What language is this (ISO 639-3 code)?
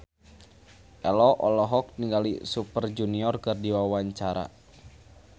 sun